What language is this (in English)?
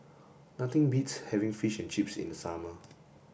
English